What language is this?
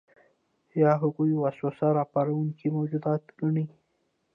Pashto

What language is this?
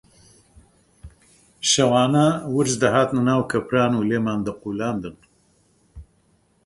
Central Kurdish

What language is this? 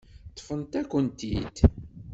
Kabyle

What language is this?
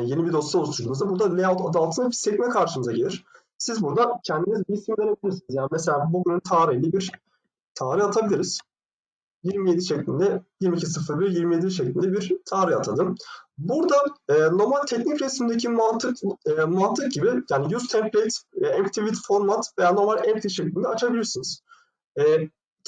Turkish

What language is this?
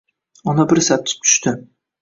Uzbek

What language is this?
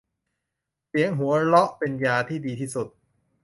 Thai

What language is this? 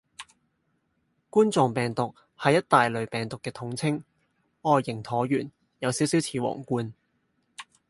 Cantonese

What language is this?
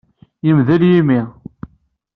Kabyle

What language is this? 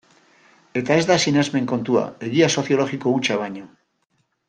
Basque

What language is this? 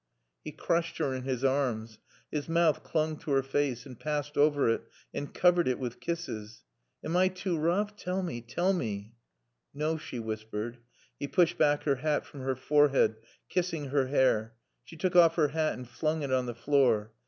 English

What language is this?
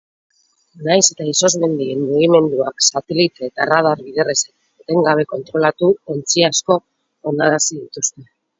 Basque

